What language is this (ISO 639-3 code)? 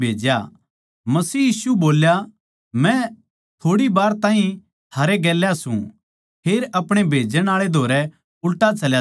bgc